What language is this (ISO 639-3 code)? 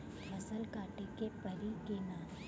bho